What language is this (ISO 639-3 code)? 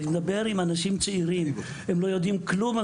heb